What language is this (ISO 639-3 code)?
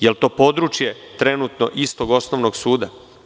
srp